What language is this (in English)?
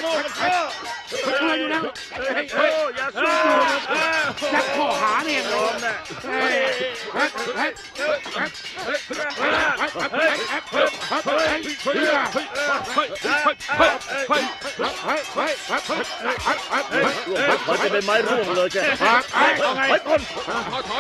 Thai